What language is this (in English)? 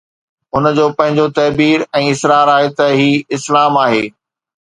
Sindhi